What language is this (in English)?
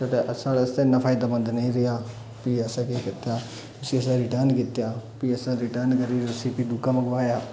Dogri